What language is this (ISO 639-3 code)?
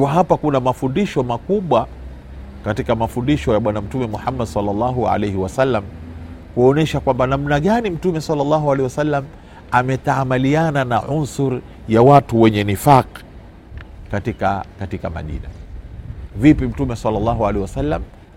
swa